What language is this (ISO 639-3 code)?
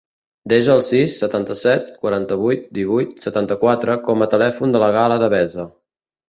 cat